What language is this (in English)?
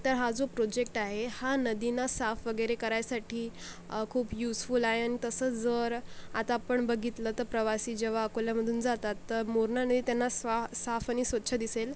Marathi